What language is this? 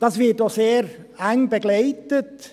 Swiss German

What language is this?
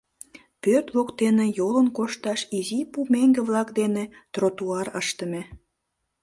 Mari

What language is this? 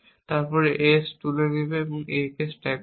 Bangla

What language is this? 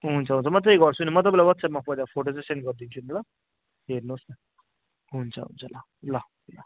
Nepali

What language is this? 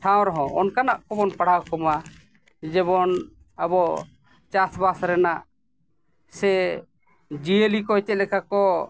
Santali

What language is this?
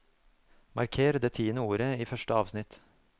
Norwegian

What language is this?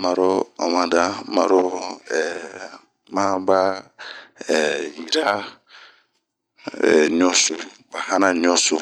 Bomu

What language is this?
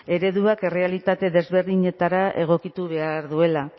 Basque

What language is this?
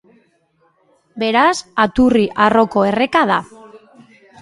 Basque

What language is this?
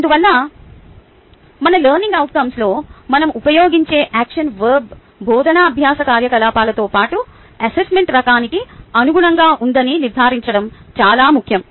Telugu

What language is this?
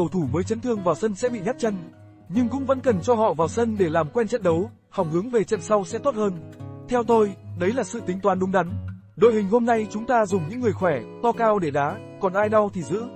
Vietnamese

